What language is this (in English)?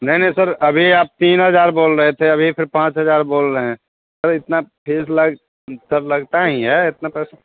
Hindi